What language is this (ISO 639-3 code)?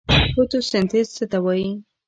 pus